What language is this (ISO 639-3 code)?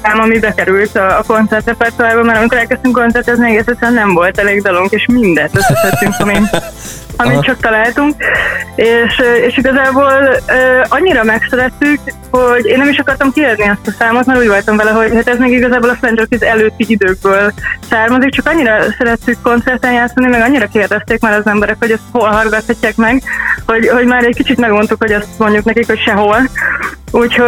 hun